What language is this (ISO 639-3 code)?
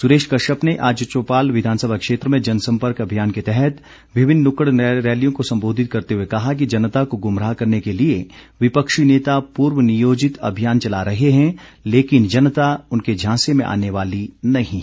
hin